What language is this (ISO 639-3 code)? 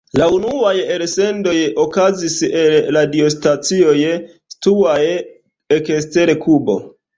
epo